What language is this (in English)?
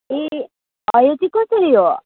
Nepali